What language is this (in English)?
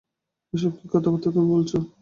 Bangla